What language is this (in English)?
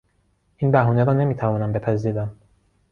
Persian